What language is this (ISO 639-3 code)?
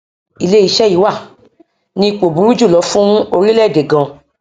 yor